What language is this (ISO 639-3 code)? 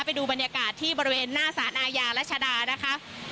tha